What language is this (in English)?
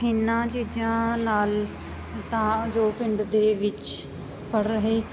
Punjabi